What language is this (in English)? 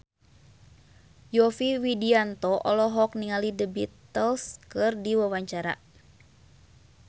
Sundanese